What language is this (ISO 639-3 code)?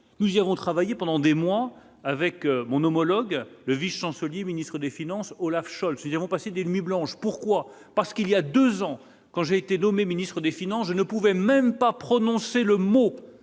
fra